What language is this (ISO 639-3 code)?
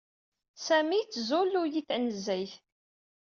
kab